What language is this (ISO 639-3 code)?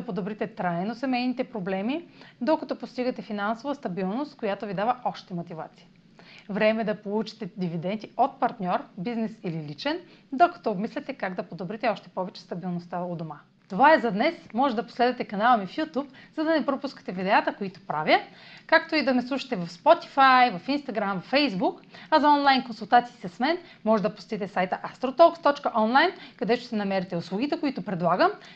bul